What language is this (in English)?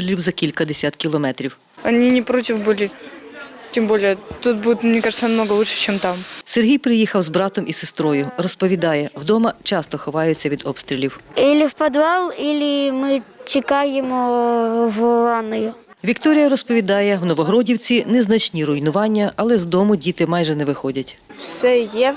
Ukrainian